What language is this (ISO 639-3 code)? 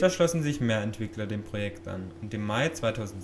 deu